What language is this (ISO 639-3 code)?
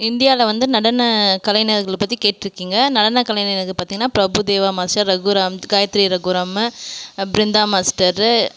tam